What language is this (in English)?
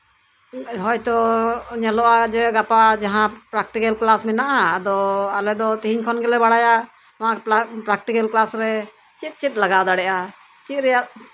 Santali